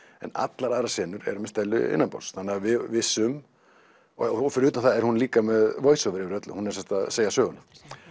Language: Icelandic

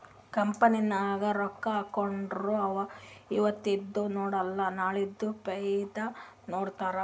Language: Kannada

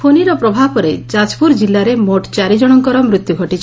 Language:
Odia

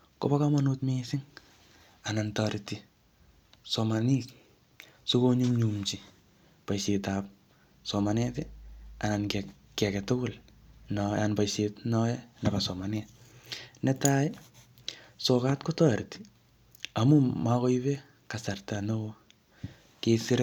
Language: Kalenjin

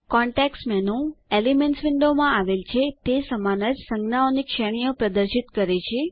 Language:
Gujarati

